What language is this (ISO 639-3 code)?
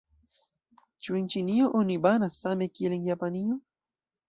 epo